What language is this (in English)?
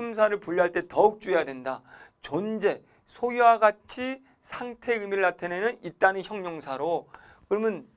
Korean